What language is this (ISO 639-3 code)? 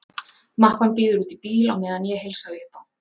isl